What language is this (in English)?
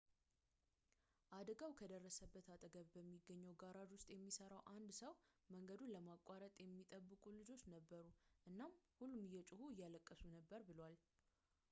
Amharic